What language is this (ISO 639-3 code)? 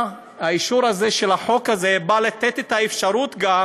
heb